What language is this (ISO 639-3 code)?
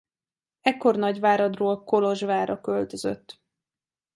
hun